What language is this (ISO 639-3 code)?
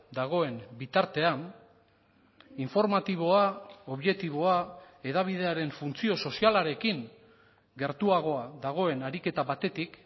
eus